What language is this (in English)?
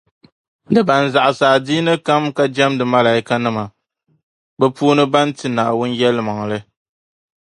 Dagbani